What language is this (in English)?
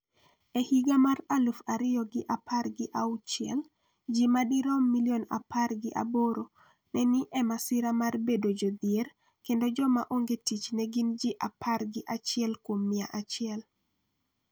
Luo (Kenya and Tanzania)